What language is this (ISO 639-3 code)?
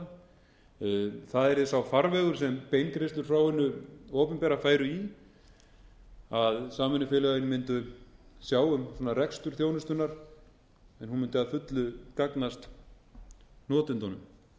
isl